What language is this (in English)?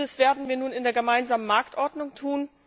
German